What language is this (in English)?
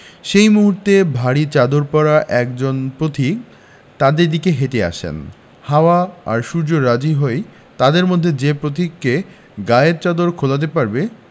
Bangla